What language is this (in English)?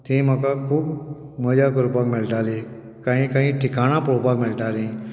Konkani